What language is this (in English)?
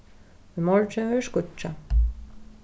Faroese